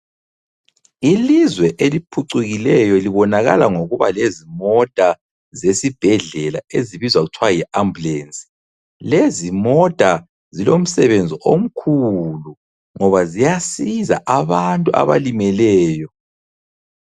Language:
North Ndebele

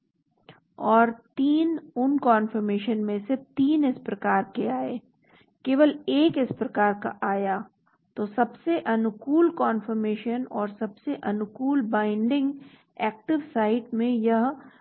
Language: Hindi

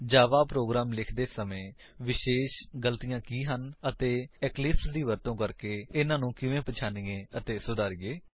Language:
Punjabi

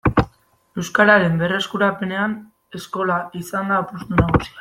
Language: Basque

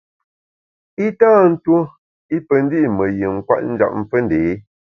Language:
Bamun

